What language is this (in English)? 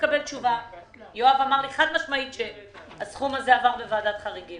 Hebrew